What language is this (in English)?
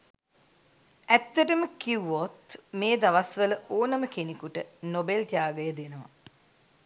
Sinhala